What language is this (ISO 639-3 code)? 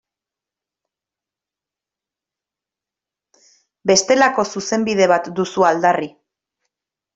eus